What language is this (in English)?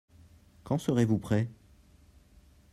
French